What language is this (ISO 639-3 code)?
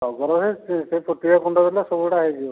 ori